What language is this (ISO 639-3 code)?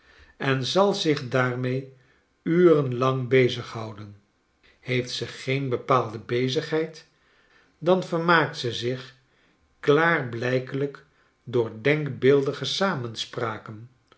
nld